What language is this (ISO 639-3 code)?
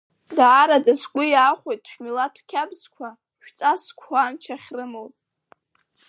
abk